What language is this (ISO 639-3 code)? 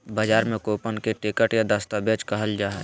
mag